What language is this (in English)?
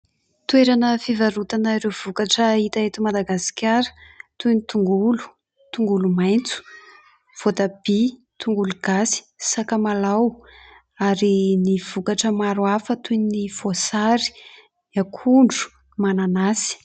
Malagasy